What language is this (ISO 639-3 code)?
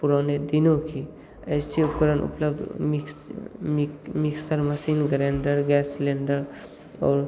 hin